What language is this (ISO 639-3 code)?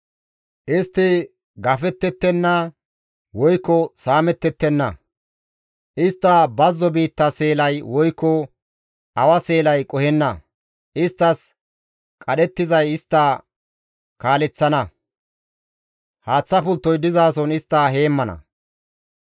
gmv